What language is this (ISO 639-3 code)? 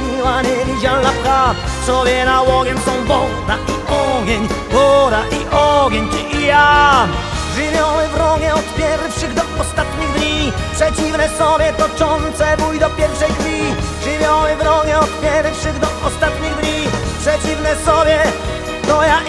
pol